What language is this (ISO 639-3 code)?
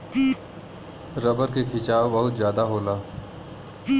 bho